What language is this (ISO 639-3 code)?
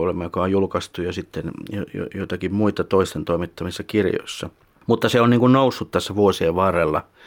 fin